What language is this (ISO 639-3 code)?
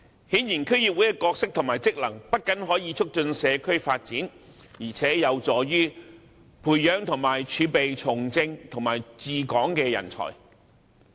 yue